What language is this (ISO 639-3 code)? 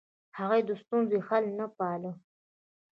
pus